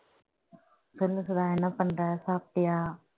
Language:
Tamil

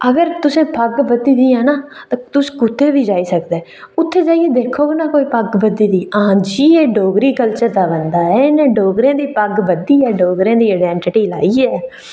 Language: Dogri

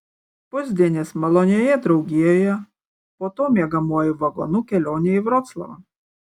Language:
Lithuanian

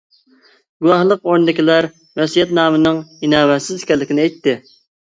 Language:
Uyghur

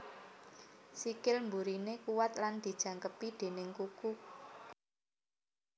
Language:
Javanese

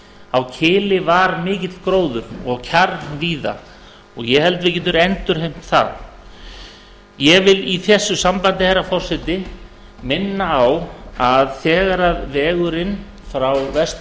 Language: Icelandic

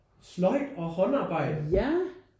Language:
Danish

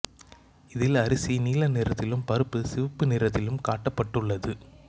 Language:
Tamil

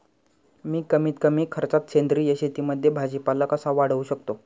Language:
Marathi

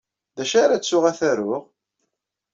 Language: Kabyle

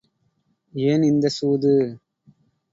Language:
Tamil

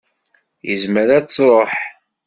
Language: Kabyle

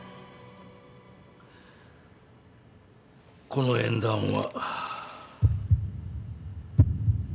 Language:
Japanese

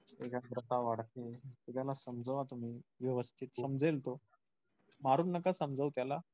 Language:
Marathi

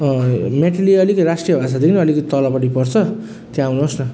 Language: Nepali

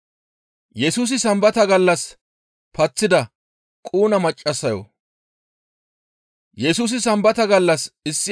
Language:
Gamo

